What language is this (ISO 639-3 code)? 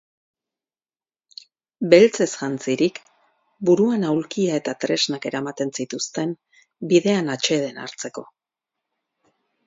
eus